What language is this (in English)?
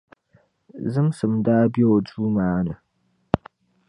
Dagbani